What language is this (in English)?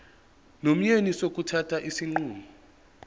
Zulu